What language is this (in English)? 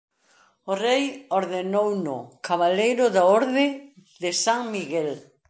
Galician